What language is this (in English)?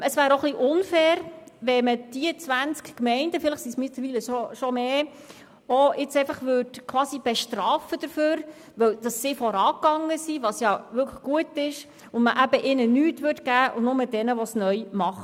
Swiss German